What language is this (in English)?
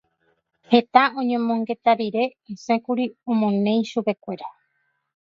Guarani